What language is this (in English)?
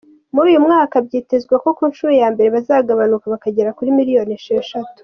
Kinyarwanda